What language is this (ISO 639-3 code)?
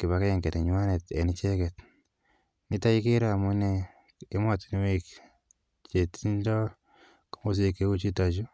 kln